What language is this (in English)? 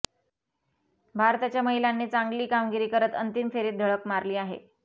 Marathi